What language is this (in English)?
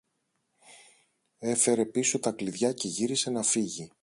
Greek